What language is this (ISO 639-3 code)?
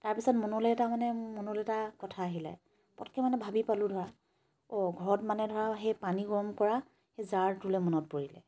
asm